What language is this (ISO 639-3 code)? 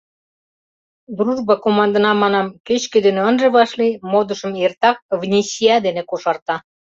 chm